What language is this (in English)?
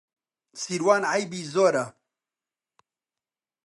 Central Kurdish